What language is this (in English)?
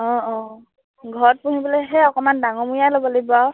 Assamese